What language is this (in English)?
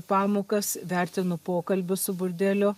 Lithuanian